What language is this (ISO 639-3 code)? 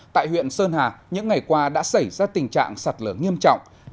vie